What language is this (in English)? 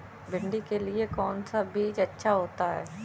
Hindi